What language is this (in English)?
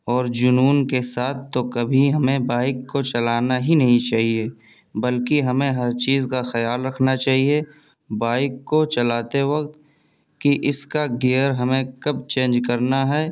Urdu